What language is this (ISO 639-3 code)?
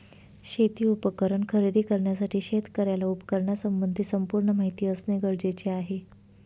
mar